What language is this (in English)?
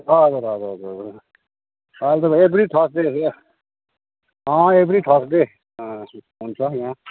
Nepali